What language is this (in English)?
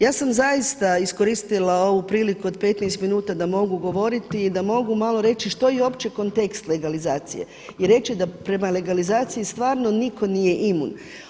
Croatian